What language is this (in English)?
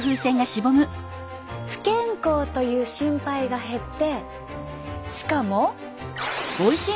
Japanese